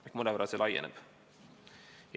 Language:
Estonian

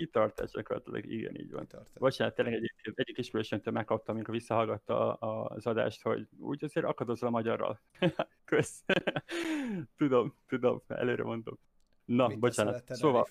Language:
Hungarian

